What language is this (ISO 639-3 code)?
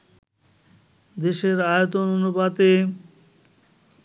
ben